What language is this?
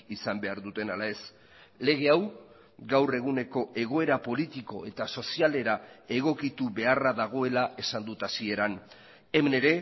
Basque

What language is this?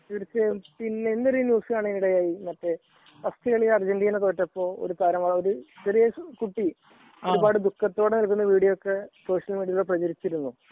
Malayalam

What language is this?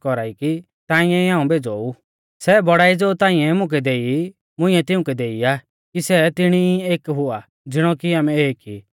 Mahasu Pahari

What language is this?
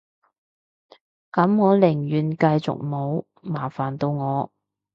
Cantonese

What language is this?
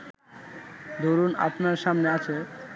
Bangla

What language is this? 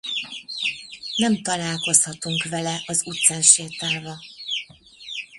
Hungarian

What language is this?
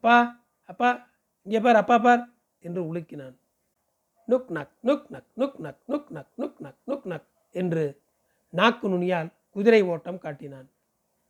Tamil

